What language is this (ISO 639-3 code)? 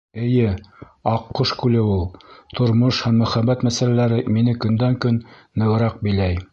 bak